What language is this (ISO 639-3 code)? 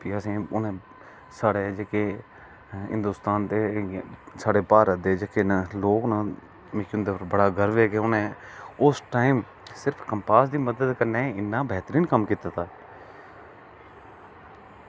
doi